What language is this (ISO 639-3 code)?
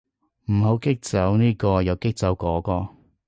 yue